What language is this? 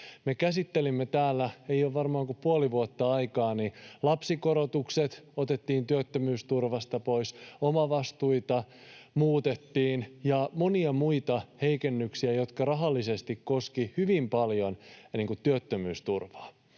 Finnish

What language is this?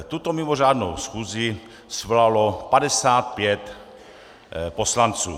Czech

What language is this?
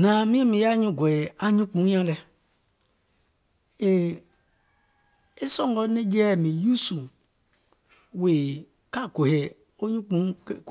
Gola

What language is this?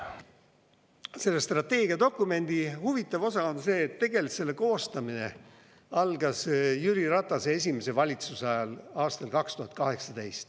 Estonian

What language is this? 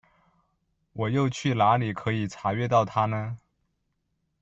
Chinese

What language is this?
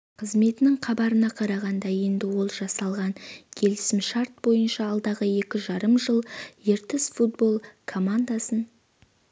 Kazakh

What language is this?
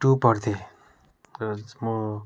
Nepali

